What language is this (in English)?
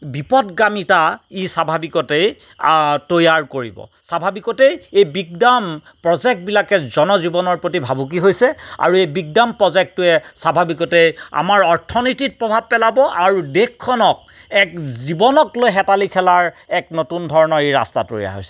Assamese